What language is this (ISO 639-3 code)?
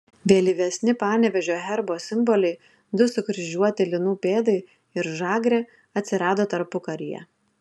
lit